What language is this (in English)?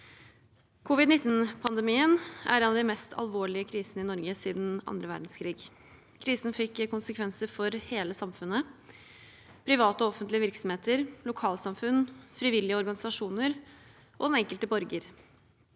Norwegian